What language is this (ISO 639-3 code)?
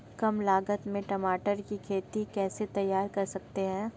hin